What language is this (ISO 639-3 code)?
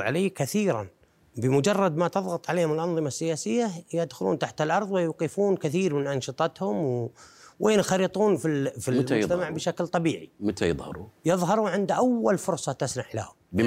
ara